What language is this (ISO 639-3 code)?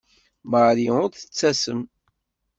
kab